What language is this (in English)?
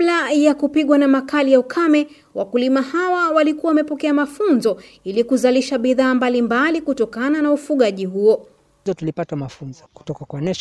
Swahili